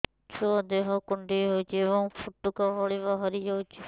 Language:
Odia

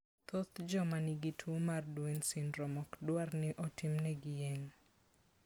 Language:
Luo (Kenya and Tanzania)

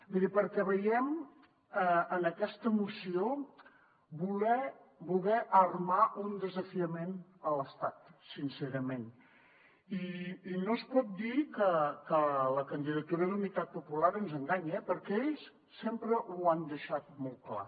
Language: Catalan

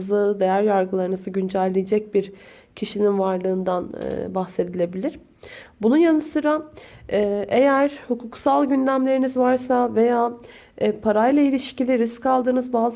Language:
Turkish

